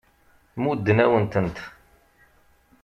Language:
Kabyle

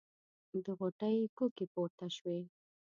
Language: Pashto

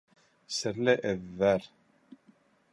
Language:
Bashkir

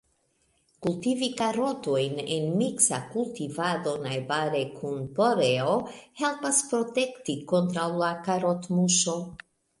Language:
Esperanto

